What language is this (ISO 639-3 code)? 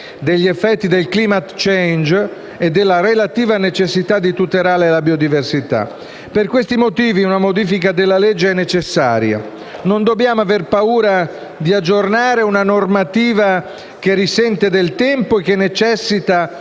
ita